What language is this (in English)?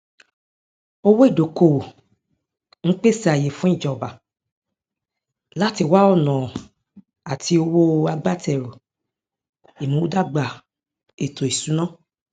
Yoruba